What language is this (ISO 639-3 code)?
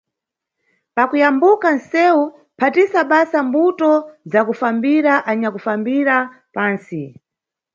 nyu